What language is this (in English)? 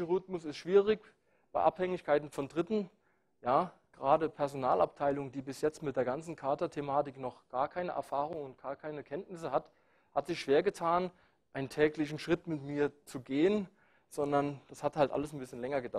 German